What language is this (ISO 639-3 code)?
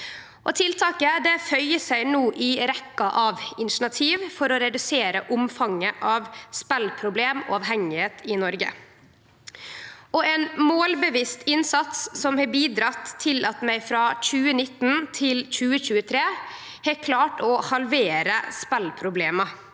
nor